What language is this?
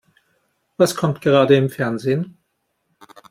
German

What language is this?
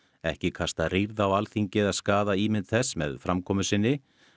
Icelandic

